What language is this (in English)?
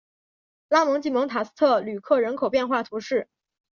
Chinese